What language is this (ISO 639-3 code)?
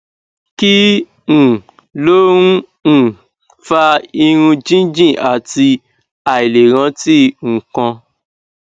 yor